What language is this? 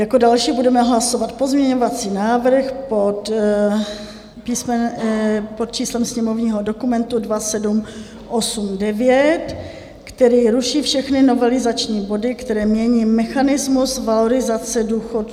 Czech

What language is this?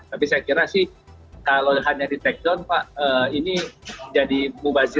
Indonesian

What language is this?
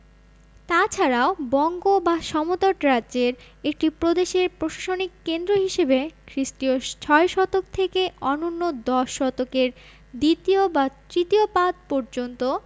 Bangla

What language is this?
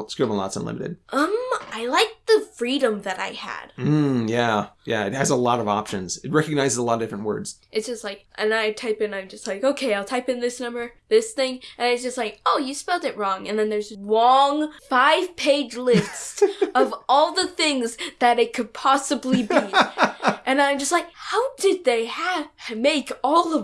English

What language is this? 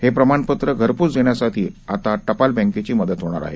Marathi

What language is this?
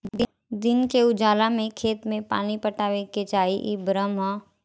Bhojpuri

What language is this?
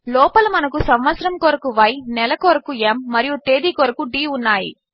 Telugu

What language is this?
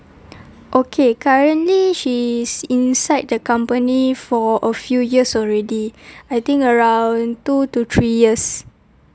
English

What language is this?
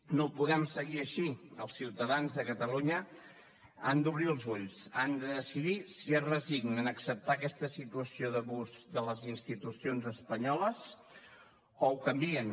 Catalan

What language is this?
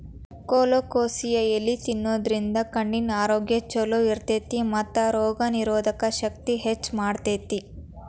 Kannada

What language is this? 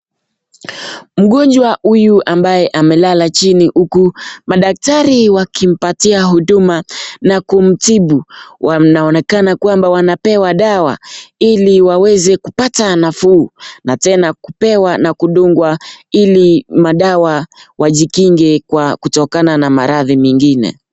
Swahili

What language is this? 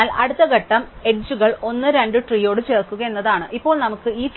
Malayalam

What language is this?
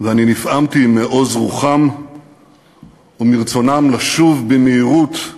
Hebrew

